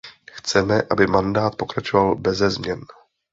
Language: Czech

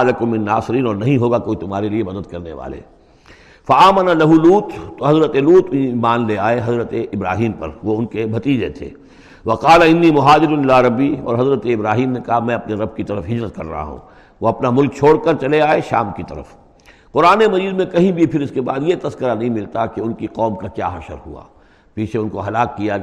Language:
Urdu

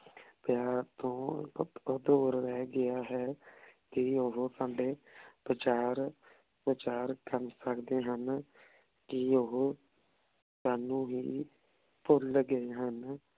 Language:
Punjabi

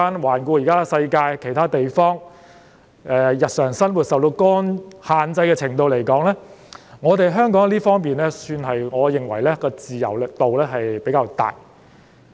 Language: Cantonese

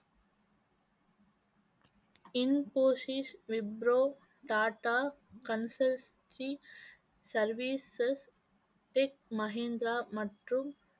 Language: Tamil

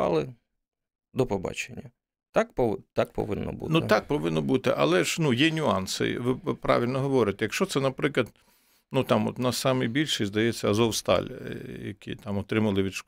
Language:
Ukrainian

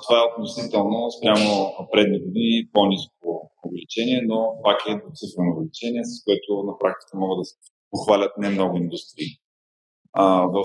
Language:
Bulgarian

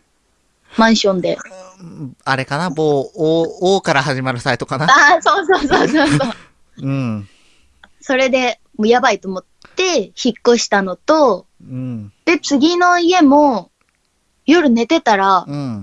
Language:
Japanese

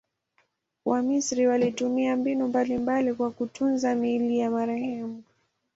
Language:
Swahili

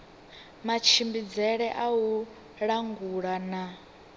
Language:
Venda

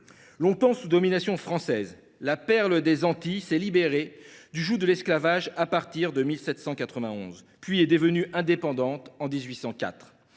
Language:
French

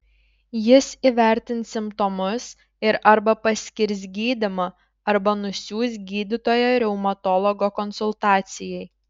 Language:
Lithuanian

